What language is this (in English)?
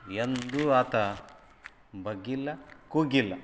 Kannada